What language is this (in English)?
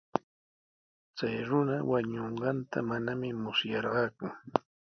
Sihuas Ancash Quechua